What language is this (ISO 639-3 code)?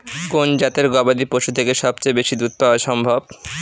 ben